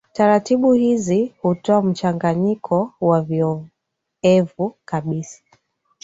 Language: Swahili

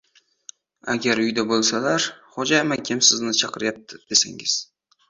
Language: Uzbek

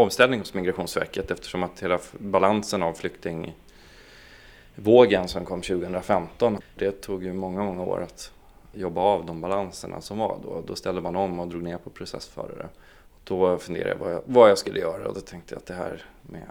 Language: Swedish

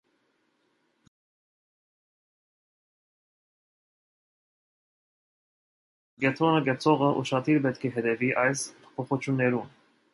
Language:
Armenian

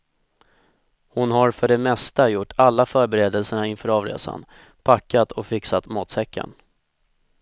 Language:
Swedish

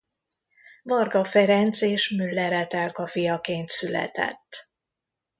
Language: Hungarian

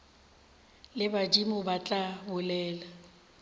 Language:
Northern Sotho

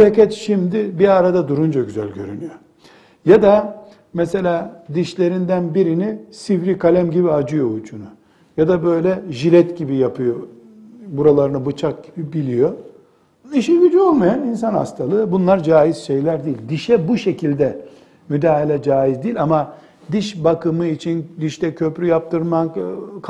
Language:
Turkish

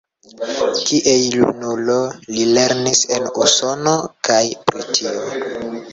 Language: Esperanto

